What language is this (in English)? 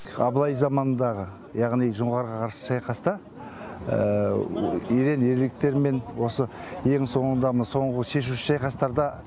Kazakh